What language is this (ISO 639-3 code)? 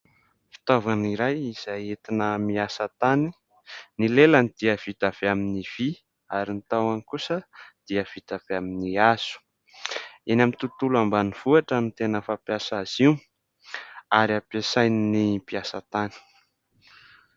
mlg